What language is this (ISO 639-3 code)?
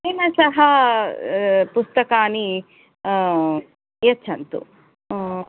san